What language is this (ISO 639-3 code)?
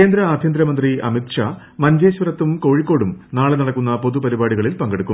mal